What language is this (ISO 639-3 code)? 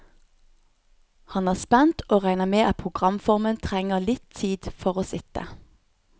nor